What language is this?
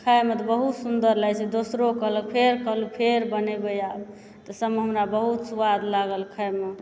Maithili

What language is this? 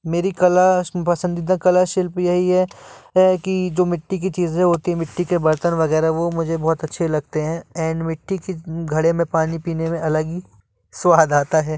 Hindi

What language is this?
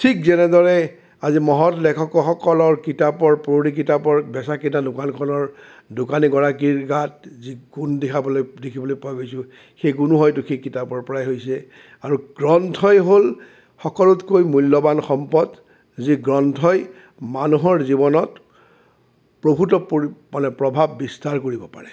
Assamese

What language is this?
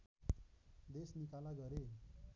Nepali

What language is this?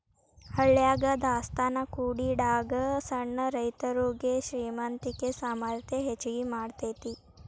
Kannada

